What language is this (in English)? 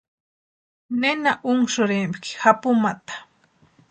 Western Highland Purepecha